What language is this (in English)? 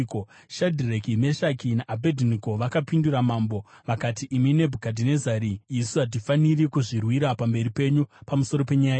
Shona